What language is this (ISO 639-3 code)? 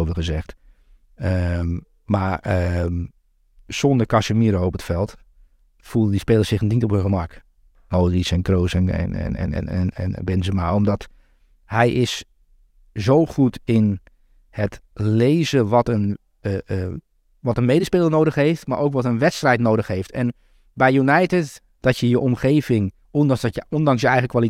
nld